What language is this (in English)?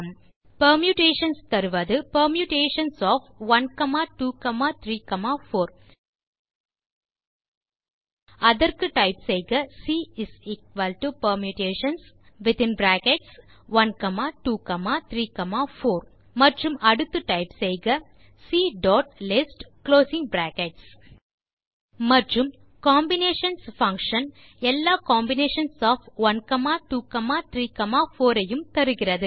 Tamil